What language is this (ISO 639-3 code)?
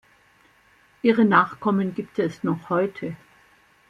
deu